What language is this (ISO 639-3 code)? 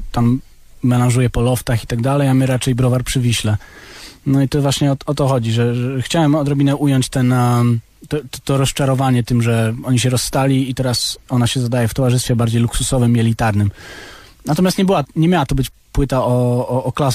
pol